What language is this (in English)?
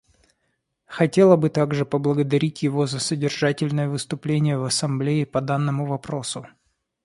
Russian